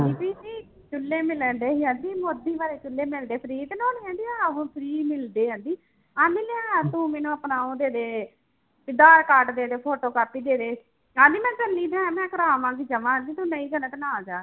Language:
Punjabi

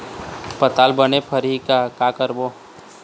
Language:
Chhattisgarhi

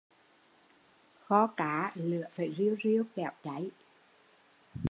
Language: Vietnamese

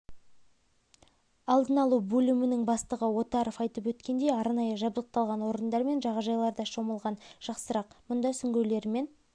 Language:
Kazakh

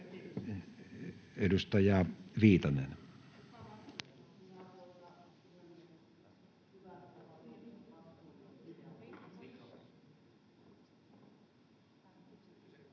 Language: Finnish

